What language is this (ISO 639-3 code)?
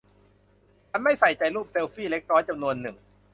tha